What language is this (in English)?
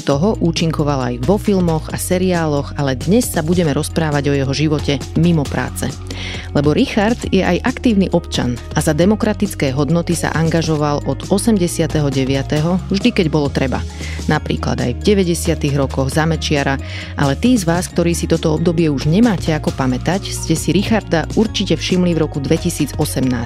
Slovak